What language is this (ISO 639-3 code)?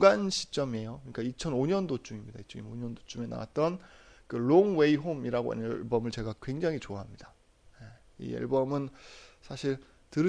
kor